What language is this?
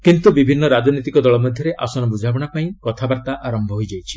Odia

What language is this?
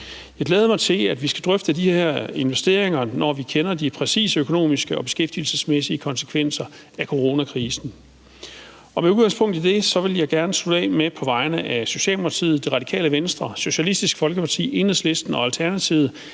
Danish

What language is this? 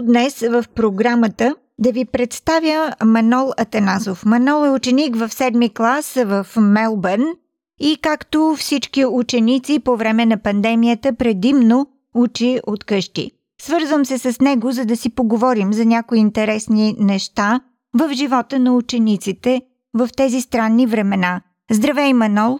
Bulgarian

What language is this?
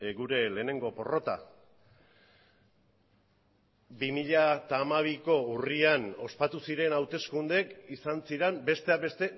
Basque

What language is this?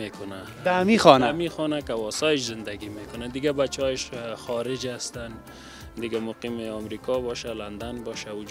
Persian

